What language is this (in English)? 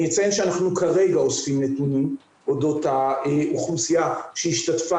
Hebrew